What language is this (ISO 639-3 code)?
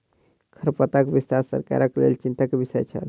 mai